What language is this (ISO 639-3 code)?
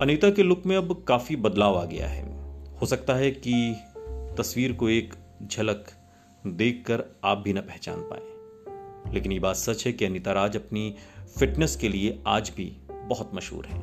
hin